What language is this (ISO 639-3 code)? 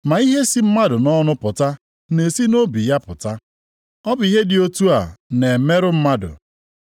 ibo